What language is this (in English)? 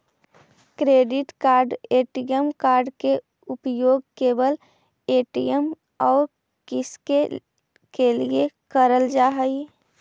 Magahi